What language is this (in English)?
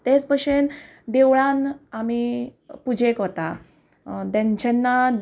Konkani